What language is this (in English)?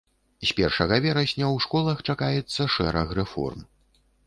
Belarusian